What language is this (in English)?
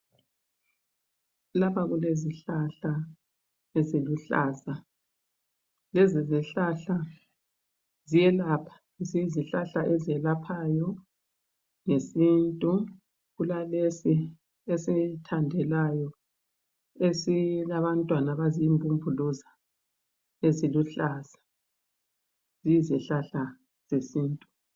North Ndebele